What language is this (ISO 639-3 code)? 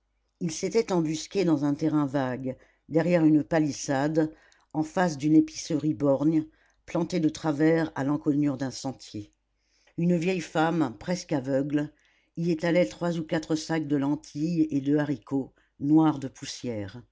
fra